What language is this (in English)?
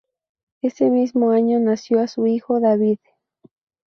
Spanish